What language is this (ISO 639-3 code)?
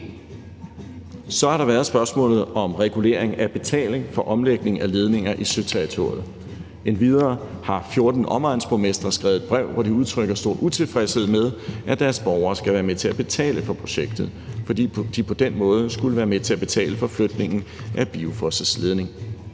dan